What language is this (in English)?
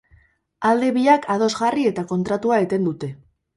Basque